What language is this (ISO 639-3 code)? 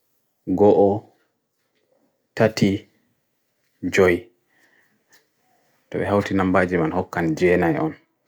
fui